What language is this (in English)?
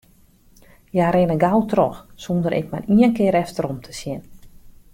Western Frisian